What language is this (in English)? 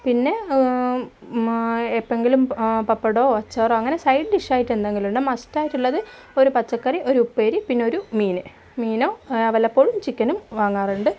Malayalam